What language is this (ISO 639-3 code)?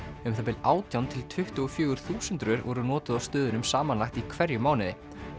isl